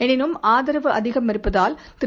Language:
Tamil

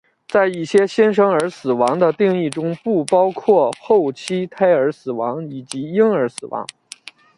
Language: Chinese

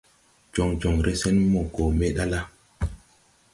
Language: Tupuri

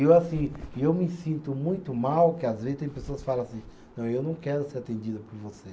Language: Portuguese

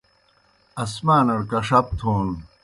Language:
Kohistani Shina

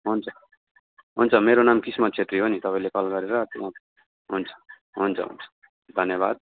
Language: Nepali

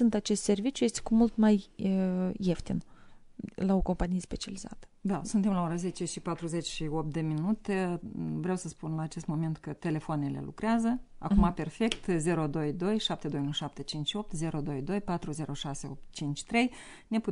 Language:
Romanian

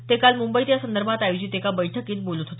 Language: Marathi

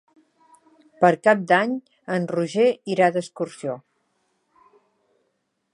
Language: Catalan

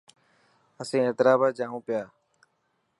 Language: Dhatki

